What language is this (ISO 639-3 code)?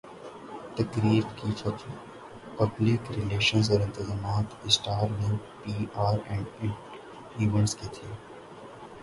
urd